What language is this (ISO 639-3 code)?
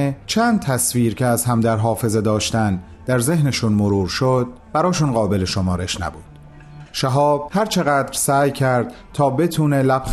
fas